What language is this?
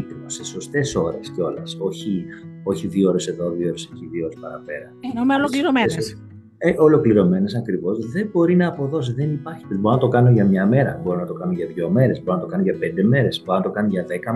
Greek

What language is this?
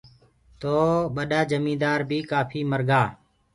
Gurgula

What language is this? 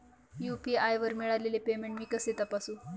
Marathi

